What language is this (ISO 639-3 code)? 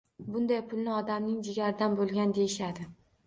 uzb